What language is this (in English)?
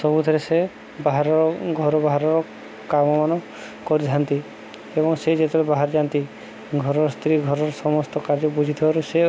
Odia